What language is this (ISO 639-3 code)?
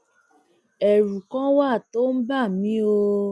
yor